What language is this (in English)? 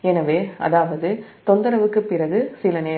Tamil